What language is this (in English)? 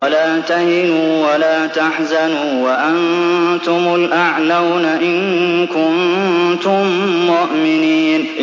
Arabic